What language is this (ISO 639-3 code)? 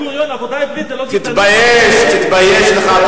heb